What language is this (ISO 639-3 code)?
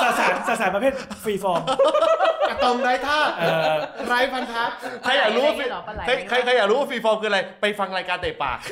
tha